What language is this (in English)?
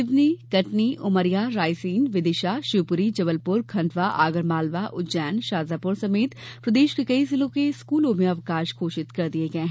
Hindi